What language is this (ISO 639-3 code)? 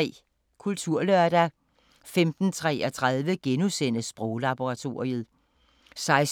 dan